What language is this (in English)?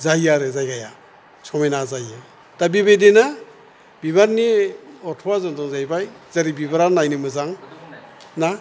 Bodo